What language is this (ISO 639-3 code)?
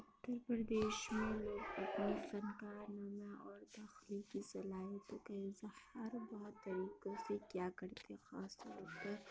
urd